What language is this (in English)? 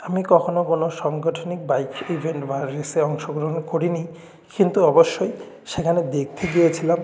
Bangla